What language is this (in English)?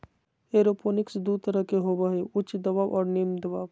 Magahi